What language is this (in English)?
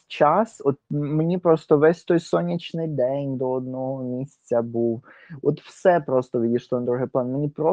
Ukrainian